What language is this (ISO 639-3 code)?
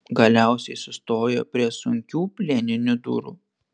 lit